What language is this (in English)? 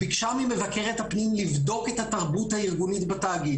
Hebrew